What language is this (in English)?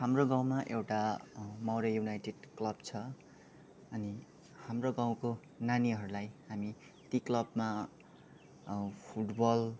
Nepali